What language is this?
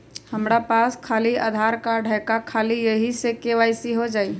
Magahi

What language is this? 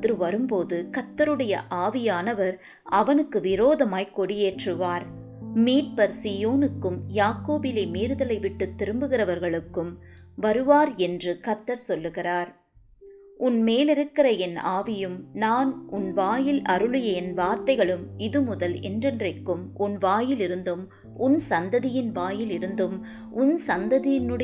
Tamil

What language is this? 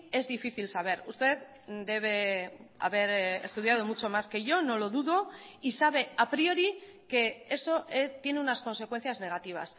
Spanish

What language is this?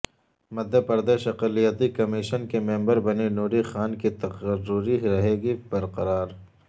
Urdu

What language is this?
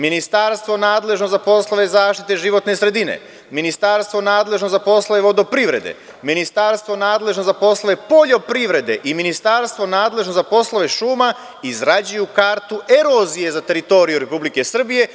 Serbian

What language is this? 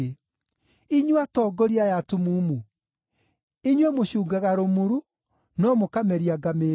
Kikuyu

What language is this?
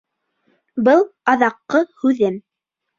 Bashkir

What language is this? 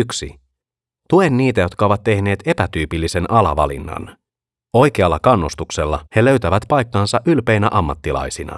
Finnish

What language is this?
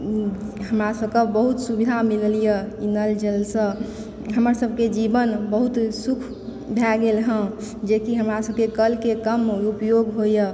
Maithili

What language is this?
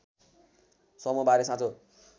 Nepali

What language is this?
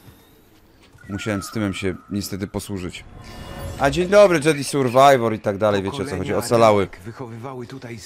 Polish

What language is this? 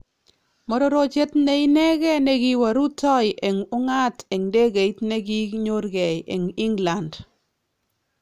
Kalenjin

